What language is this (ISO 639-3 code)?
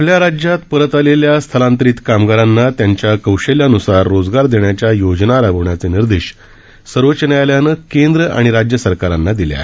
mar